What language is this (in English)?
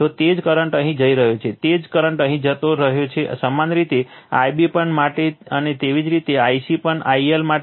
Gujarati